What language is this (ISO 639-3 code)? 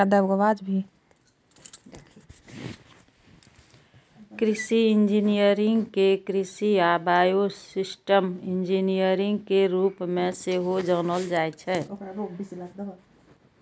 mai